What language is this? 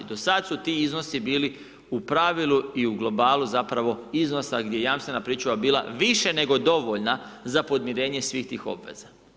Croatian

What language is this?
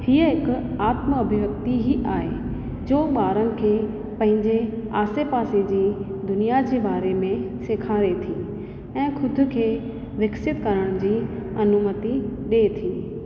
Sindhi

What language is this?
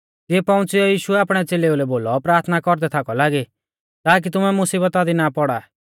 Mahasu Pahari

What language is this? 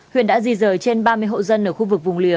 Vietnamese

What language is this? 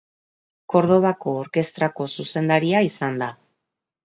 Basque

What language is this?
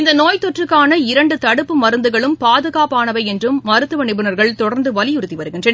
Tamil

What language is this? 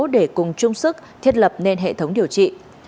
Vietnamese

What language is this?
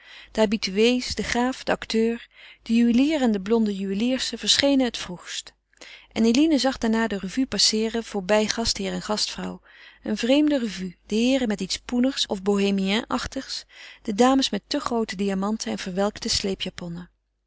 Dutch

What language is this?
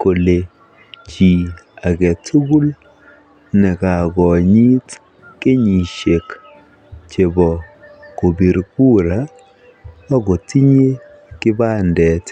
Kalenjin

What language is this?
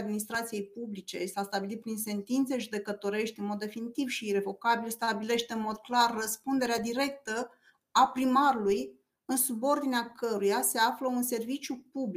Romanian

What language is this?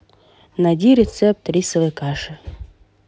Russian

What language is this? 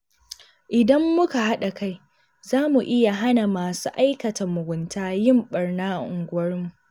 Hausa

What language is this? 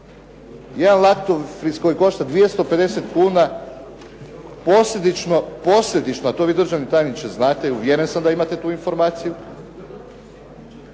Croatian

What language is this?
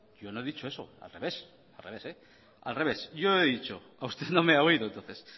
Spanish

